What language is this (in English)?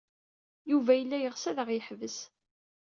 Kabyle